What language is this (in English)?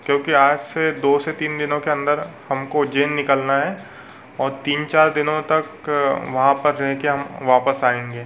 Hindi